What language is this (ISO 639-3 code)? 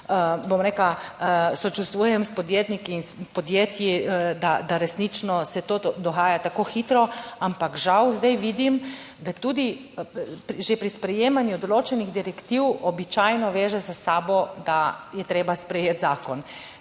slv